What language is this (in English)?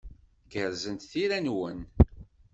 Kabyle